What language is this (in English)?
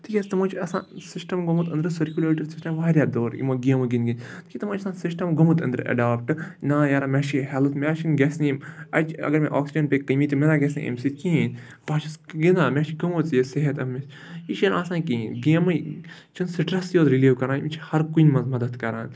Kashmiri